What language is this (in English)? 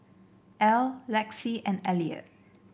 English